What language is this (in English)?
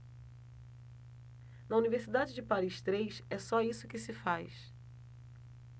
Portuguese